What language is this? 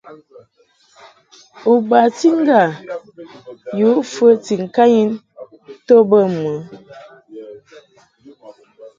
Mungaka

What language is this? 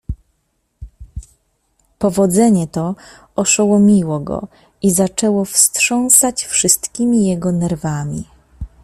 Polish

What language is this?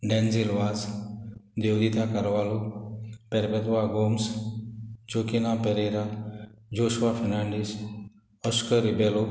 Konkani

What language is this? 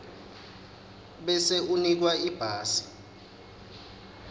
Swati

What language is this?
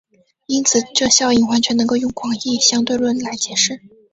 Chinese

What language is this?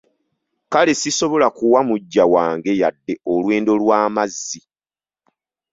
Ganda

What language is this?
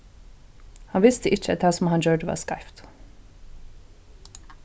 Faroese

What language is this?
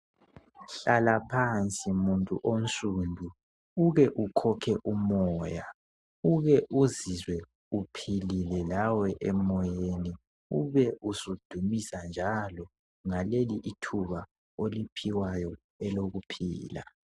North Ndebele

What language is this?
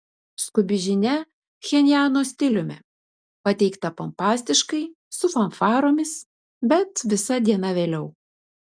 Lithuanian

